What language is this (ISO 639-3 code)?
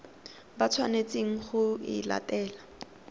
tsn